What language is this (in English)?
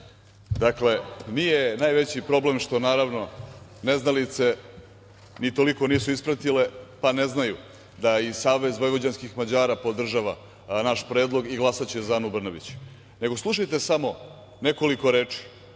Serbian